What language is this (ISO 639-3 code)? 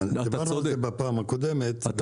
heb